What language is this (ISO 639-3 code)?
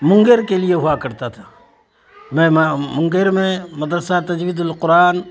urd